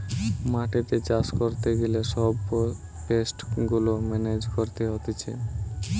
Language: Bangla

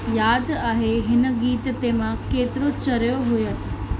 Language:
Sindhi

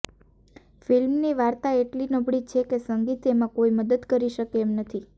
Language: Gujarati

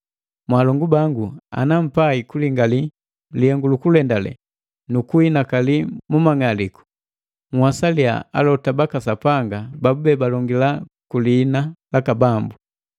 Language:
Matengo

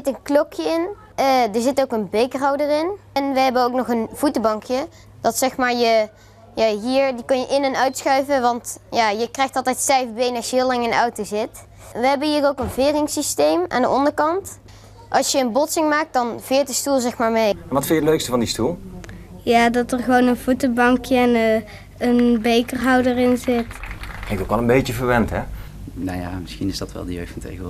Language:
Dutch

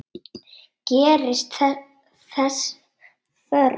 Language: Icelandic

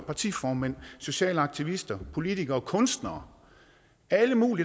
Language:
Danish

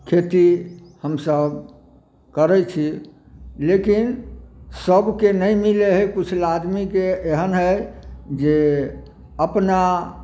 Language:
Maithili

